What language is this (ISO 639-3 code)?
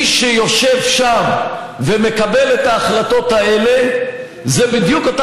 heb